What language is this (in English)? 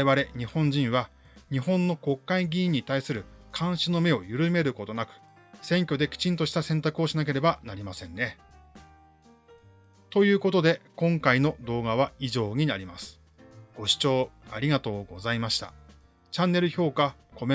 Japanese